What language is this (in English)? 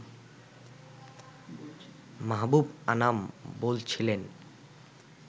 Bangla